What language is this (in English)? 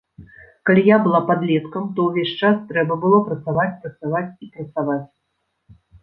Belarusian